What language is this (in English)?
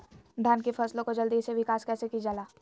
Magahi